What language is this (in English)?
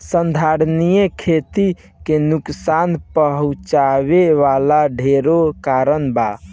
Bhojpuri